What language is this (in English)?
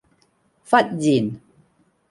Cantonese